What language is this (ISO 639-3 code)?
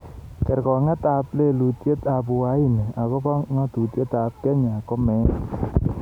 kln